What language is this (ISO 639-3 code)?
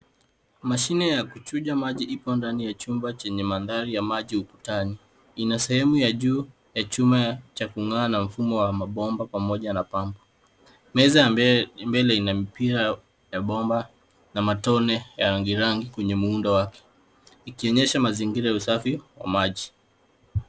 swa